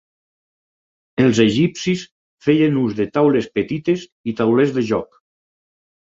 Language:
Catalan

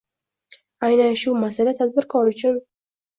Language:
Uzbek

